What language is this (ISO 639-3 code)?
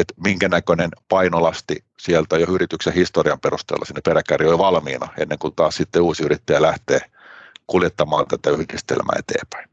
fin